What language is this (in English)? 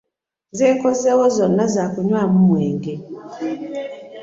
Ganda